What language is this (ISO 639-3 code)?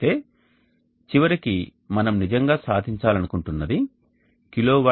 tel